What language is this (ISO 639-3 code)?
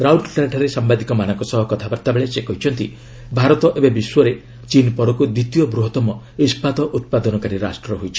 ori